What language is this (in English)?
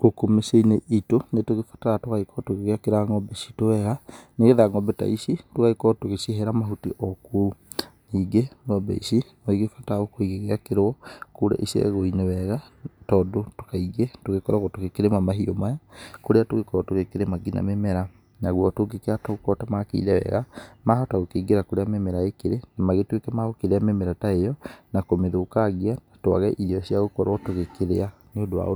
Kikuyu